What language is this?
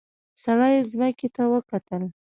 Pashto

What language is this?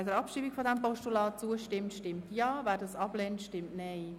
Swiss German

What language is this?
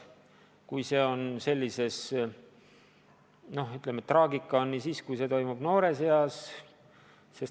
Estonian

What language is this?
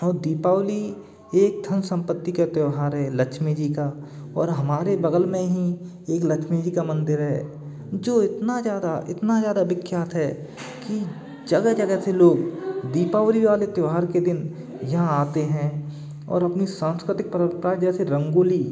Hindi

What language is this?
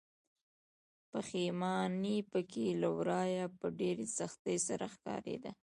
Pashto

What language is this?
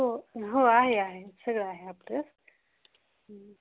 Marathi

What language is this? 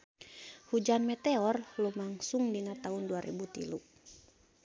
Sundanese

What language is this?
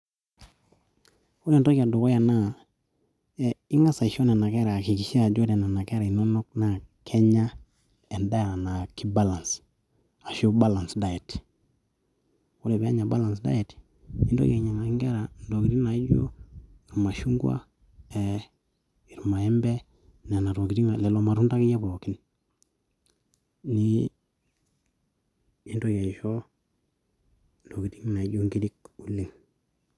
Masai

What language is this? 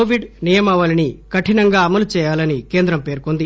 Telugu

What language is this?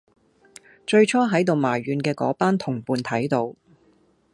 Cantonese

